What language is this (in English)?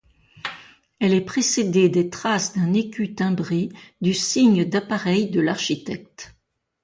French